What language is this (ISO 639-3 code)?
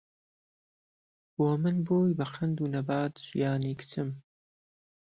ckb